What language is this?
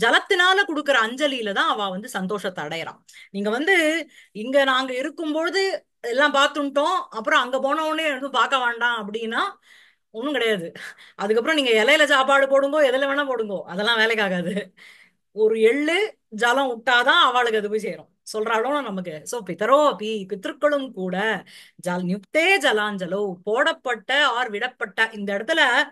Tamil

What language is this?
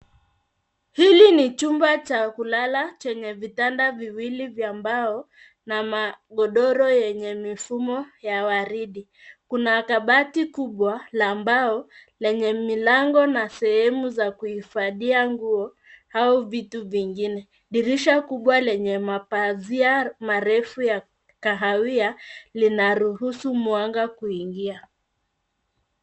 Swahili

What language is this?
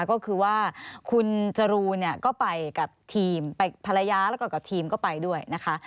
Thai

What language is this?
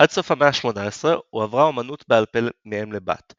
Hebrew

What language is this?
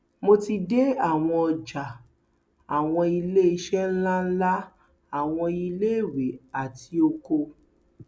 Yoruba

